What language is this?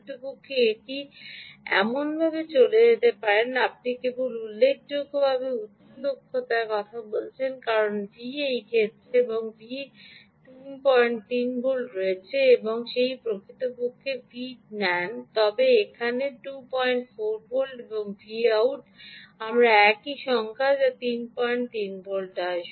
Bangla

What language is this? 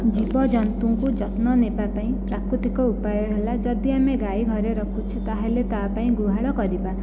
Odia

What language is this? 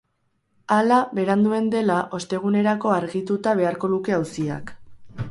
Basque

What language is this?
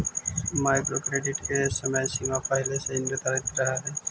Magahi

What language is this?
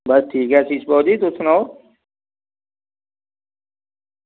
Dogri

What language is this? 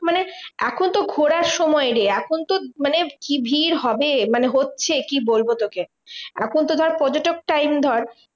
Bangla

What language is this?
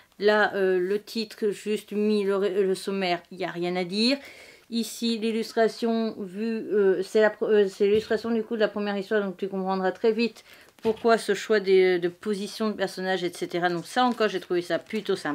French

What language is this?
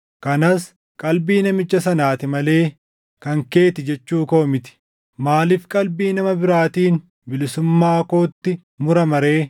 Oromo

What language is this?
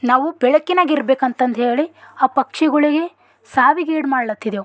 Kannada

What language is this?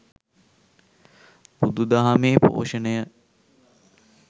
Sinhala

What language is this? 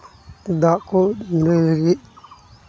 Santali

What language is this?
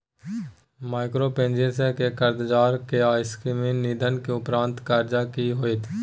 Maithili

